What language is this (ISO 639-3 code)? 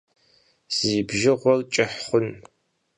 kbd